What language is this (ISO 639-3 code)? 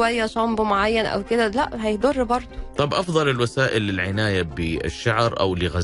ara